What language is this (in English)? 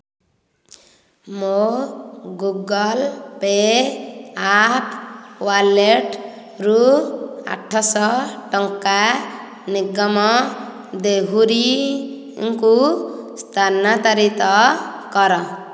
Odia